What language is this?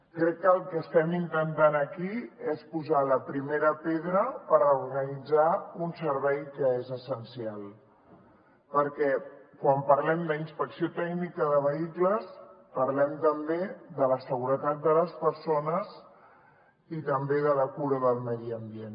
Catalan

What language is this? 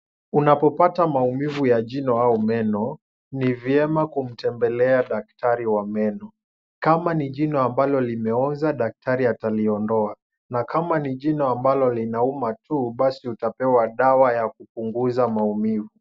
Swahili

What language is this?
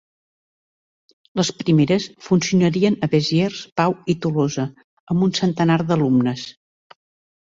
Catalan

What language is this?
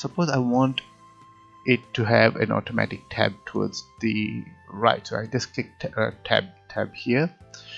English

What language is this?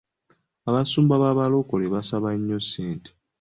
Ganda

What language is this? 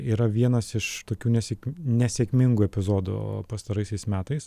Lithuanian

